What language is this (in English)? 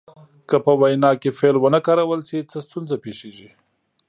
Pashto